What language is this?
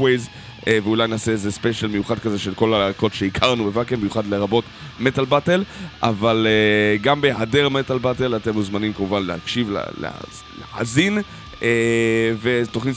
Hebrew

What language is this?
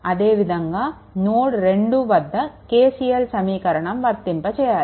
Telugu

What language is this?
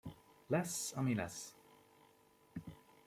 Hungarian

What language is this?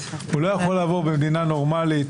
Hebrew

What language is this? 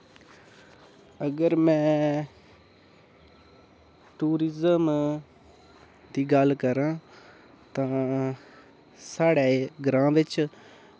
Dogri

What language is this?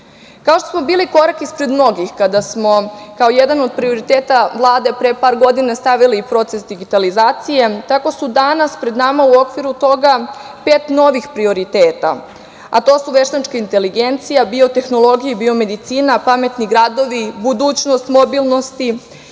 Serbian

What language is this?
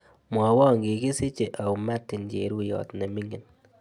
Kalenjin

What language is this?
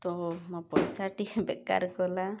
Odia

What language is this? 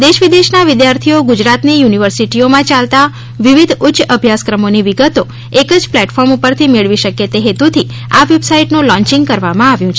Gujarati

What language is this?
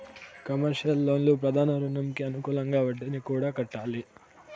Telugu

